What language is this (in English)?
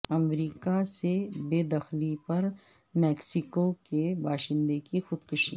Urdu